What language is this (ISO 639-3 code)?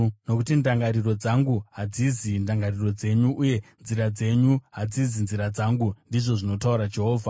sna